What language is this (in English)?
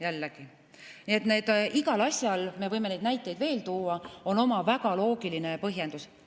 Estonian